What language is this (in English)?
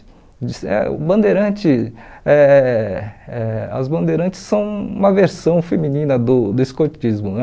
Portuguese